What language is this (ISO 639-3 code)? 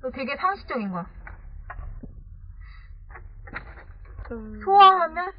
kor